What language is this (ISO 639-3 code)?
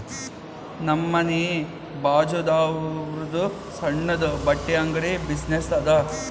kan